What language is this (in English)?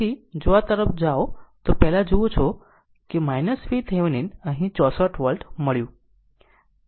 Gujarati